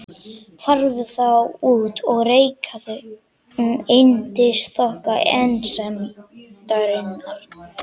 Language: Icelandic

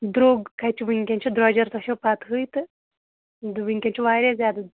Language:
Kashmiri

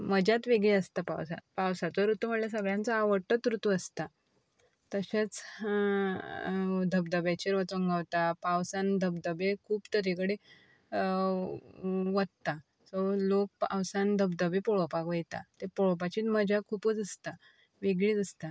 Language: Konkani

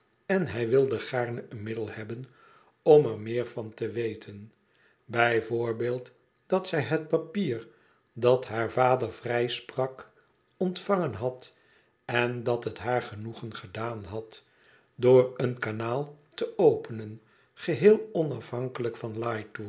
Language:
Dutch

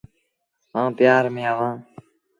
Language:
Sindhi Bhil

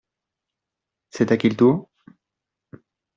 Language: French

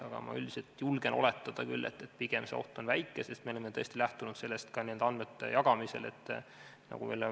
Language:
Estonian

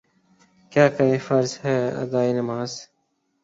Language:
Urdu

